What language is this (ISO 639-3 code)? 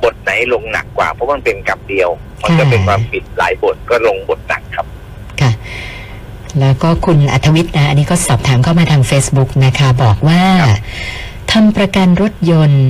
tha